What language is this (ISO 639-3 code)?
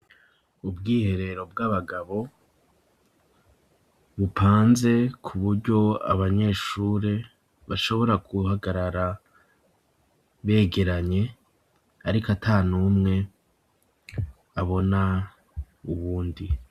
run